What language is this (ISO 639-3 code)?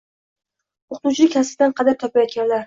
uzb